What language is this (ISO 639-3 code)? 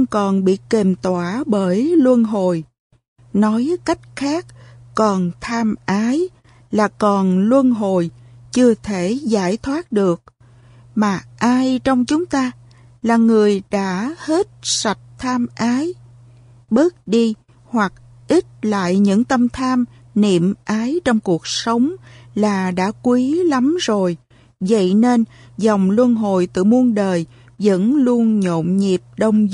vie